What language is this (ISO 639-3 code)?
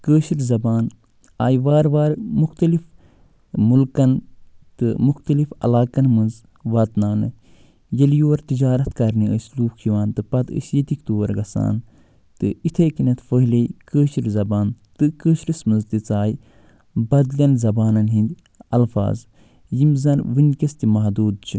kas